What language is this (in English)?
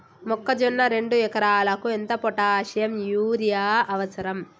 Telugu